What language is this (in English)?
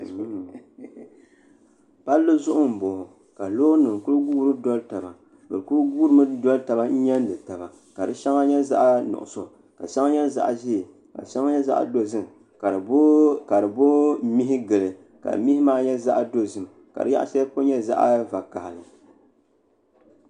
Dagbani